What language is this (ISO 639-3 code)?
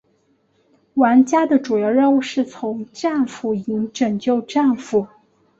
zho